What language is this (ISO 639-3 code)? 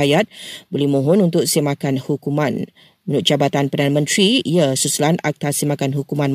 msa